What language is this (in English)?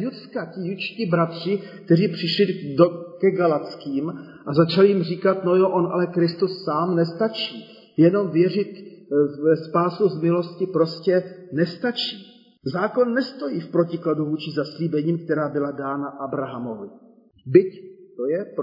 Czech